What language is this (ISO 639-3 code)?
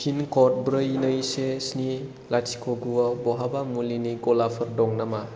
brx